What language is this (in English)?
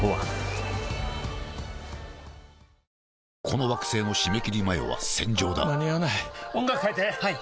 Japanese